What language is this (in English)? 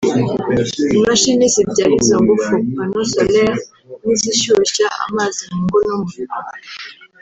Kinyarwanda